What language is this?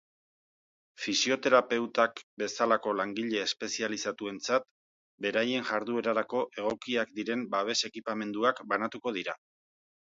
Basque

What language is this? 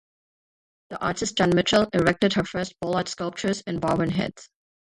English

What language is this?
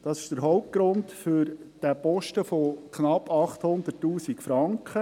Swiss German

